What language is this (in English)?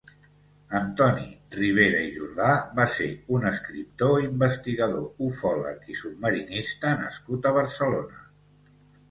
Catalan